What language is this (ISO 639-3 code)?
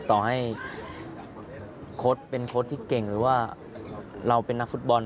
tha